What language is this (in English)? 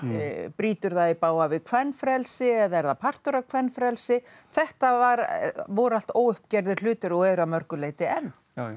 Icelandic